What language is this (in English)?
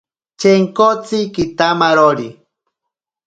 Ashéninka Perené